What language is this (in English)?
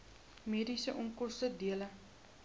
Afrikaans